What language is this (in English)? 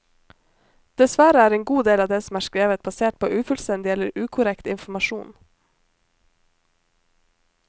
Norwegian